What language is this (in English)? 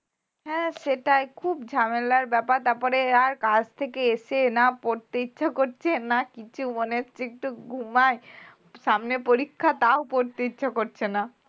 Bangla